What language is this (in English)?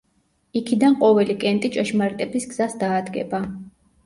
Georgian